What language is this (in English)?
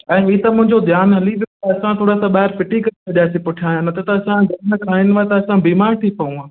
Sindhi